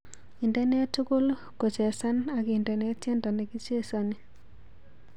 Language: Kalenjin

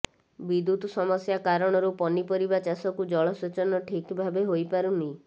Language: Odia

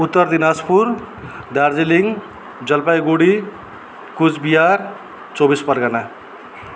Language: Nepali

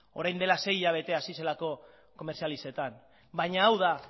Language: Basque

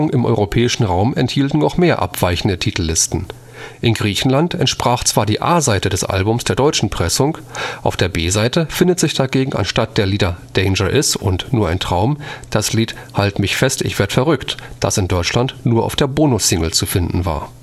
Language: German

